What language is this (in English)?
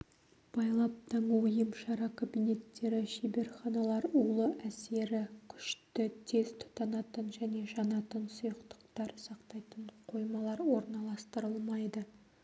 Kazakh